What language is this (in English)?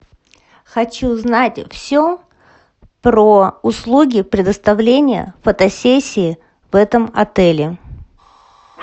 Russian